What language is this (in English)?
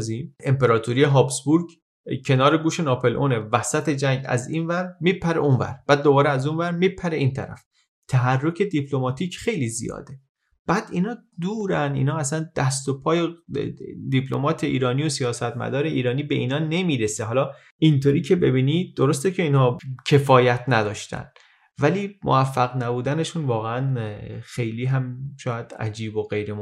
Persian